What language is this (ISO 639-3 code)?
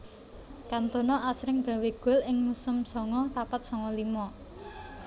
jav